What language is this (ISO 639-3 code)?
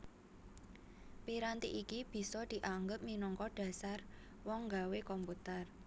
jav